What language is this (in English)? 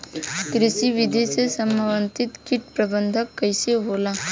Bhojpuri